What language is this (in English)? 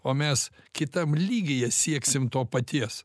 Lithuanian